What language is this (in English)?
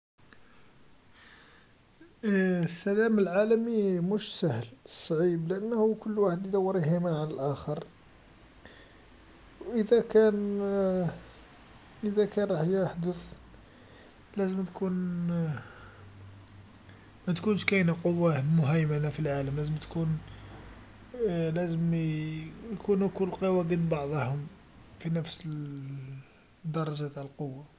Algerian Arabic